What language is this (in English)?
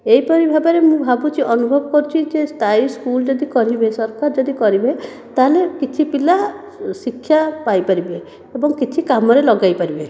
Odia